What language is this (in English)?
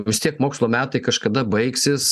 Lithuanian